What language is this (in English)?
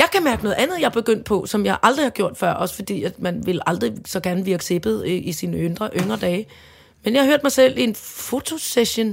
Danish